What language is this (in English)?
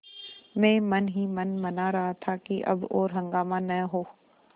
Hindi